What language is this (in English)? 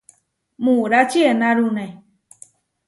Huarijio